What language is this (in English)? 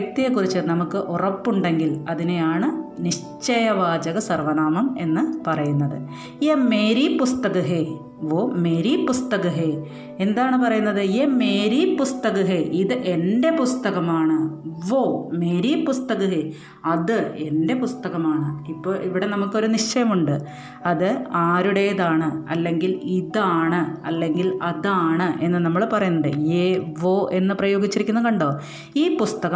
Malayalam